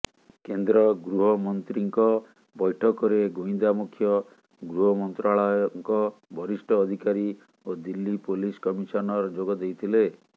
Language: Odia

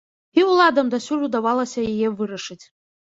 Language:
Belarusian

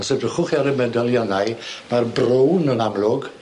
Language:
Welsh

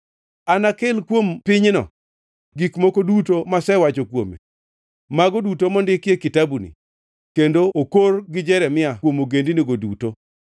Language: Luo (Kenya and Tanzania)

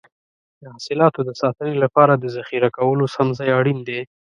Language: Pashto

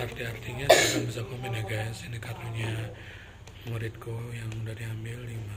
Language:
Indonesian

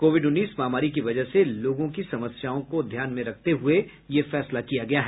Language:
Hindi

